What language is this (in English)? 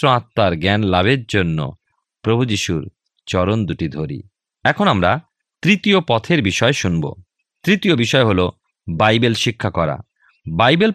Bangla